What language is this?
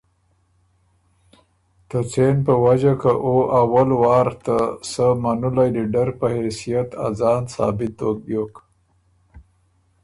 Ormuri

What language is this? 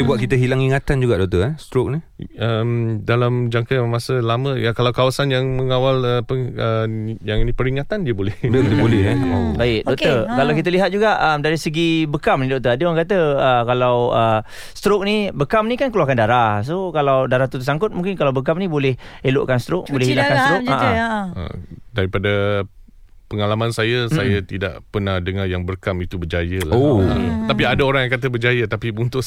Malay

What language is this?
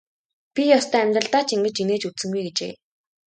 Mongolian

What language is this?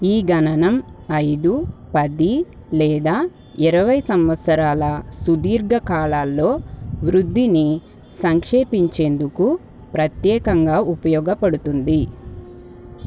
Telugu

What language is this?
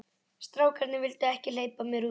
Icelandic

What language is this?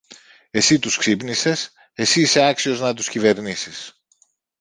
Greek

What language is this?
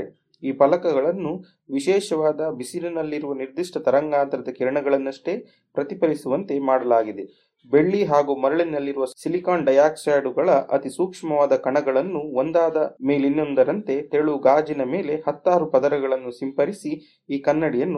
Kannada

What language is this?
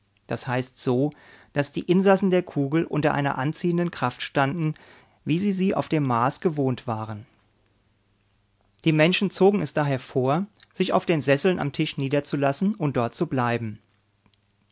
German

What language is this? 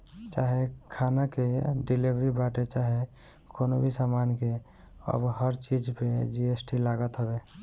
Bhojpuri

